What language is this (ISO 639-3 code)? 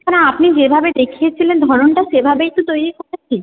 ben